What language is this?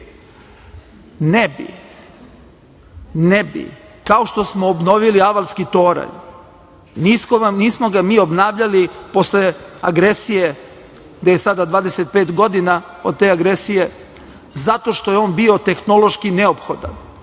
Serbian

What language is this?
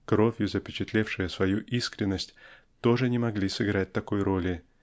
Russian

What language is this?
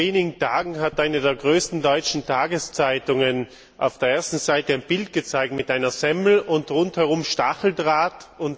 German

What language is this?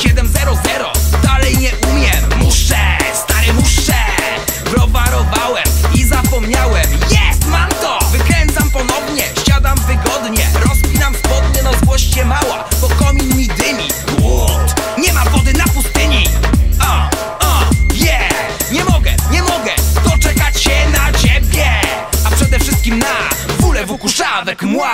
Polish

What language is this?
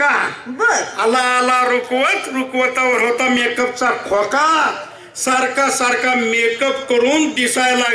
Marathi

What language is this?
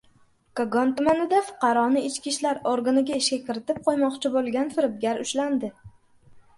Uzbek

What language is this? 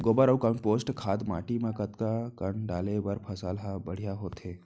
Chhattisgarhi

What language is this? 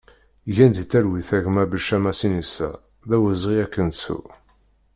Kabyle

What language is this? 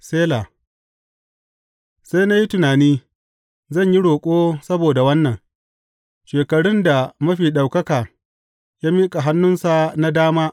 Hausa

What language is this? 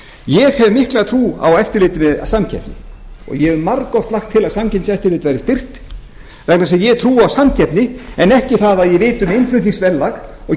Icelandic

